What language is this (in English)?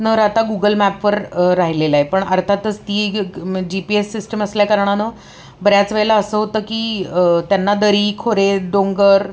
Marathi